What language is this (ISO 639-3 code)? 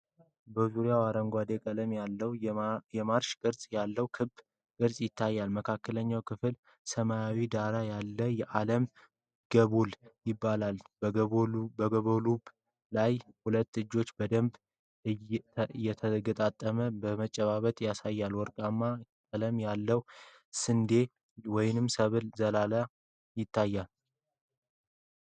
amh